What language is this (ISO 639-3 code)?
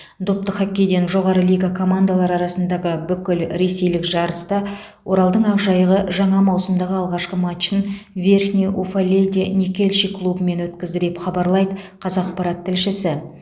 kaz